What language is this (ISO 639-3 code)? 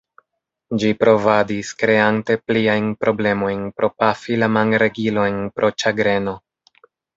epo